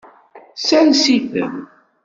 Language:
Kabyle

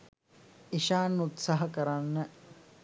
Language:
Sinhala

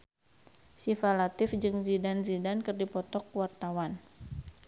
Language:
Sundanese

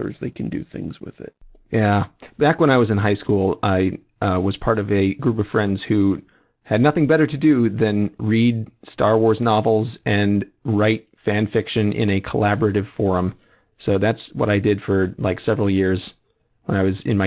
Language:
English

